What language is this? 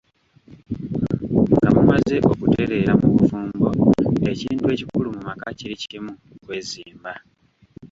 Ganda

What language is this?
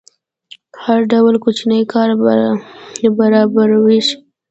Pashto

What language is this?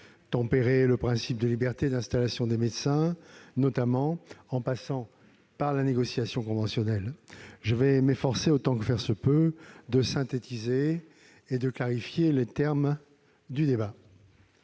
French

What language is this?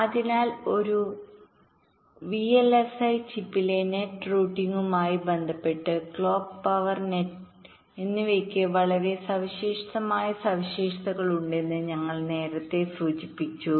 Malayalam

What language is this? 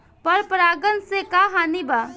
Bhojpuri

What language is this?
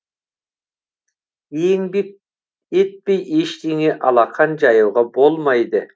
Kazakh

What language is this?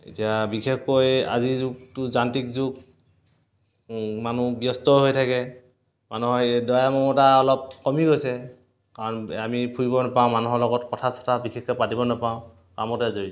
Assamese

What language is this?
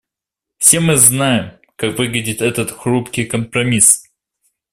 Russian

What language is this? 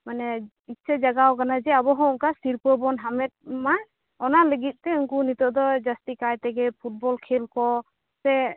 Santali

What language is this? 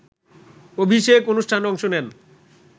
Bangla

